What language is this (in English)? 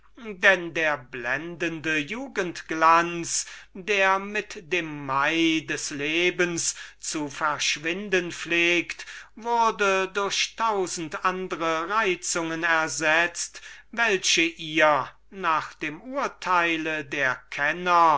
German